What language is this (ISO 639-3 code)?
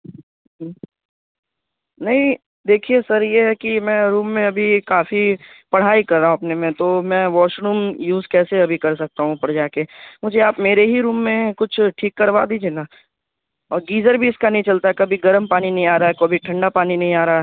urd